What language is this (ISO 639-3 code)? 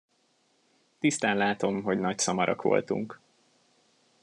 hun